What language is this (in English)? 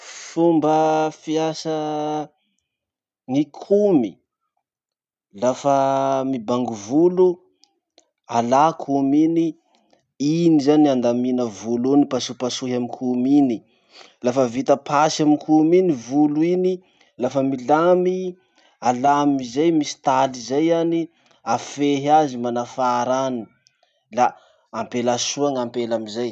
Masikoro Malagasy